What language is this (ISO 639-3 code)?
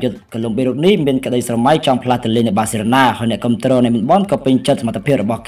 ind